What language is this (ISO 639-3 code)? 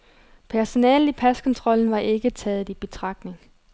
dan